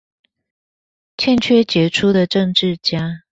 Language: Chinese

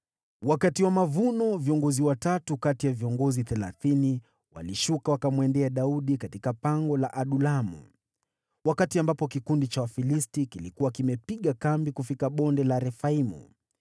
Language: Swahili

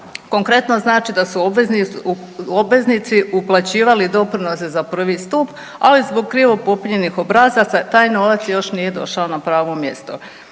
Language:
Croatian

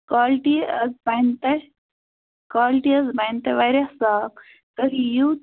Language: Kashmiri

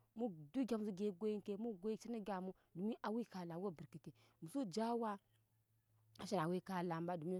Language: Nyankpa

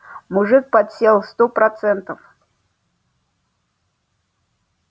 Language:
Russian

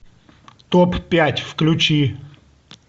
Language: Russian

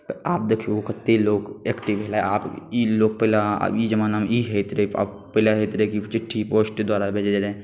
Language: Maithili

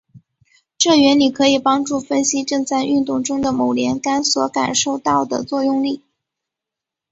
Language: Chinese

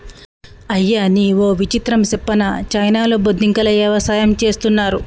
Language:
Telugu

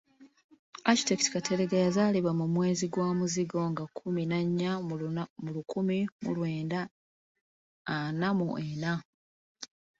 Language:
Ganda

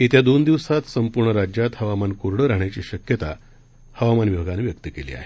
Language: Marathi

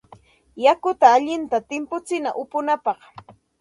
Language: Santa Ana de Tusi Pasco Quechua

